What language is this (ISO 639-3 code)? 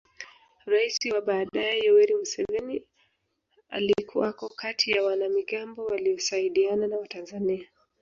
swa